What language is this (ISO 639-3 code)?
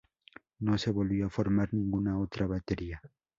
spa